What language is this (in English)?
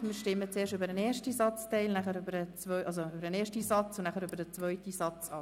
Swiss German